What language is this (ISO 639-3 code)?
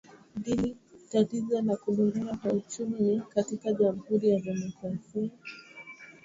swa